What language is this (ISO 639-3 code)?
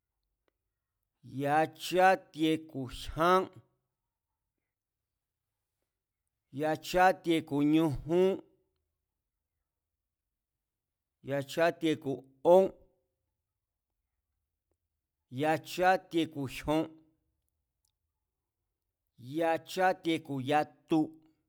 vmz